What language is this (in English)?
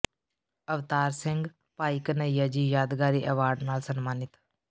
Punjabi